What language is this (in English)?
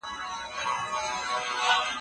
Pashto